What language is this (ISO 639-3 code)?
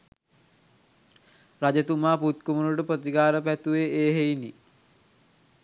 sin